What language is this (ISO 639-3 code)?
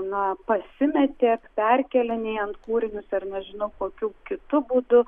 lit